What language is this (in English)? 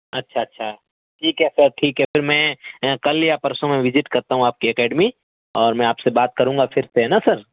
Urdu